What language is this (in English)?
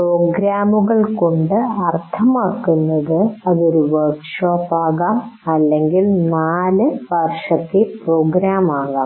Malayalam